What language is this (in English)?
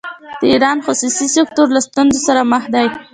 Pashto